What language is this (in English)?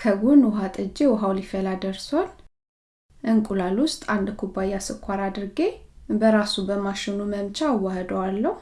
Amharic